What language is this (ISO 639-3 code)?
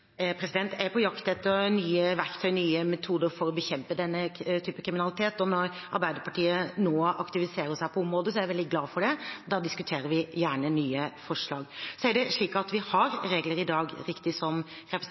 nor